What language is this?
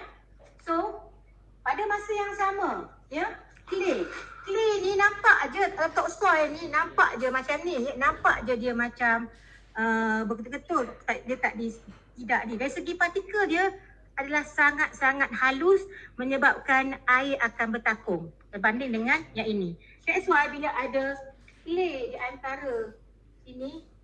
Malay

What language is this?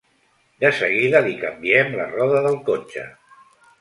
Catalan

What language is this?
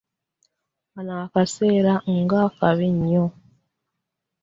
Ganda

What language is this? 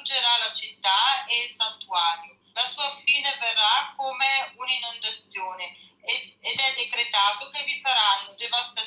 Italian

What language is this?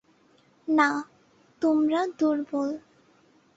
Bangla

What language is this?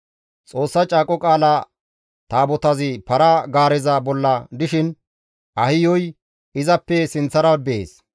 Gamo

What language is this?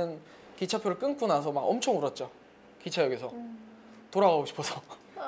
Korean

